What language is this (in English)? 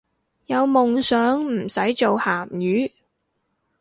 Cantonese